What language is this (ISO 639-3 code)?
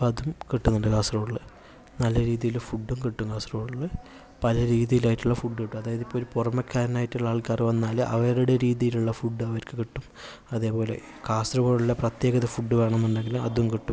mal